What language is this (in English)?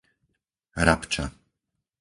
Slovak